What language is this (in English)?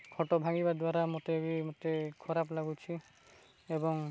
Odia